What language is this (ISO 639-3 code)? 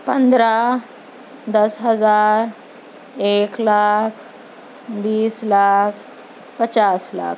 urd